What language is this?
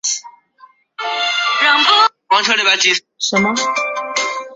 Chinese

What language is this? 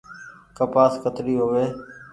Goaria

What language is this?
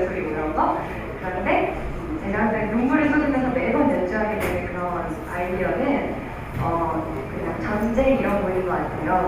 Korean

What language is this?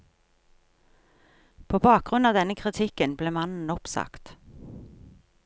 Norwegian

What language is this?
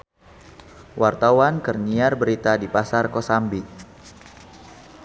Sundanese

